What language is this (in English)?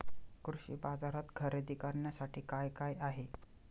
Marathi